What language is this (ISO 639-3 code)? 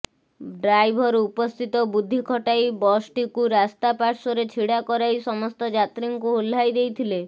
ori